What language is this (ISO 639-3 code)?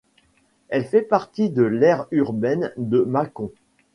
fra